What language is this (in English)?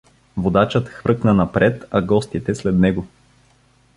Bulgarian